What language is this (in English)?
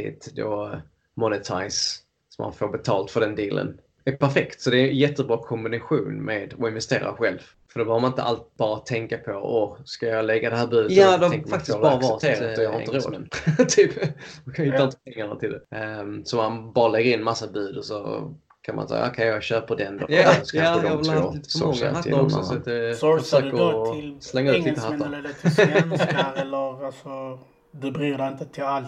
Swedish